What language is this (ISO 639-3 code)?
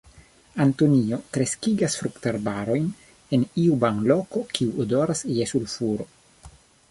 epo